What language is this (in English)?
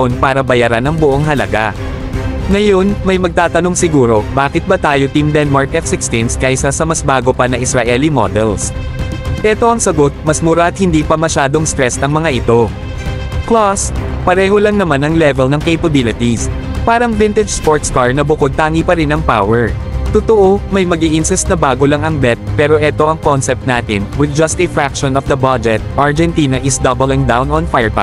Filipino